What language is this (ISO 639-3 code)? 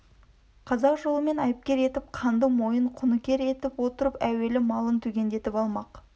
kaz